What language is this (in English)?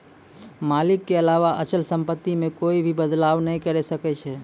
Maithili